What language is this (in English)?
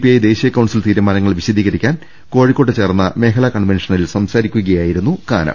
Malayalam